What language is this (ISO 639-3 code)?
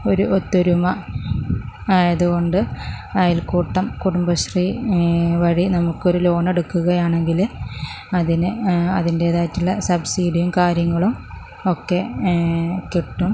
mal